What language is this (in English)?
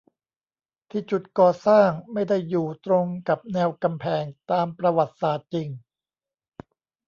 Thai